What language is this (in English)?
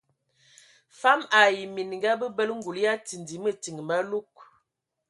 Ewondo